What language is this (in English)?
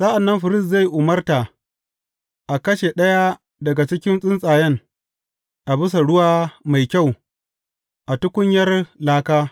Hausa